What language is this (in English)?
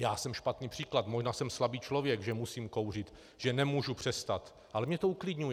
Czech